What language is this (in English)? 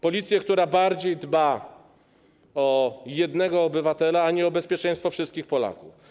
Polish